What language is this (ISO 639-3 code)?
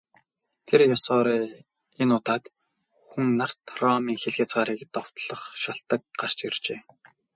mon